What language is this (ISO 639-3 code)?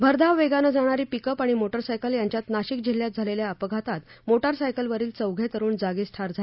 mar